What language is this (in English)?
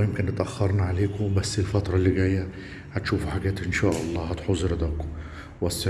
Arabic